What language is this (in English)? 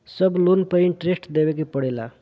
Bhojpuri